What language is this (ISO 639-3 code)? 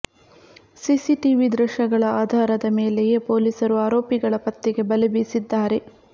kan